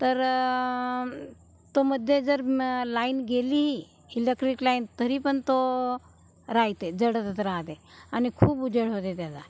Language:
Marathi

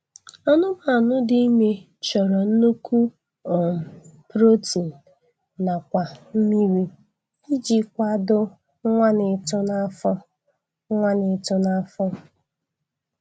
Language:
Igbo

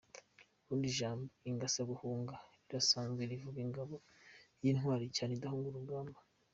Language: Kinyarwanda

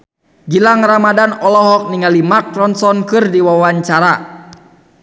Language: Sundanese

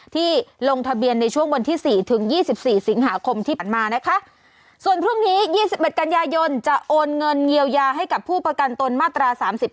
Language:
Thai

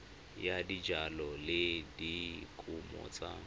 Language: Tswana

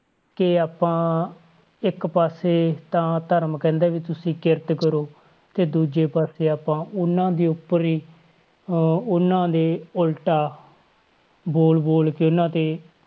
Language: Punjabi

